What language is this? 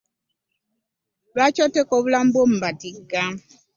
Ganda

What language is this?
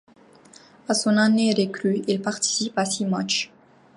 French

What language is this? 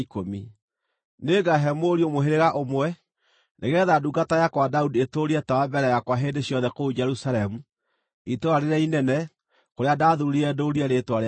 Kikuyu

